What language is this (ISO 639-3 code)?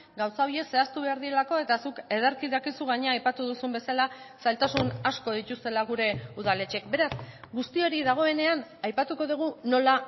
eus